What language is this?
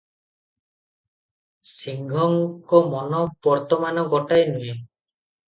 Odia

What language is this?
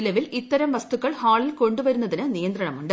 Malayalam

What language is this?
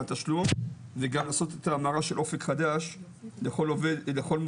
Hebrew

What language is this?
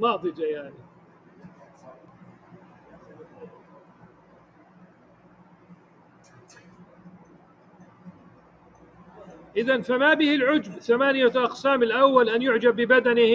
Arabic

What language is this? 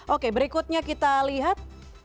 Indonesian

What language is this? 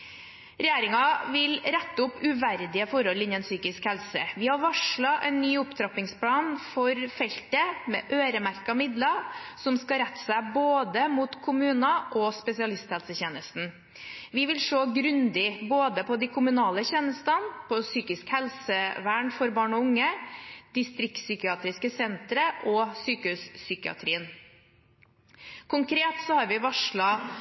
Norwegian Bokmål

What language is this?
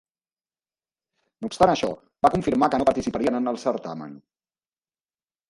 Catalan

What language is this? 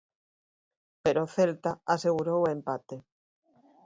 Galician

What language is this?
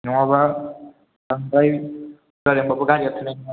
Bodo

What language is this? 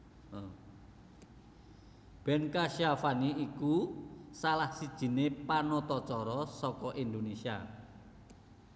Javanese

